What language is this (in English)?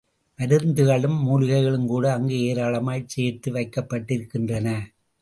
Tamil